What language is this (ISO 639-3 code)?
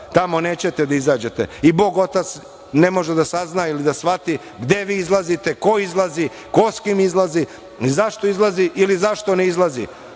srp